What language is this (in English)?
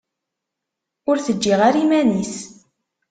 Kabyle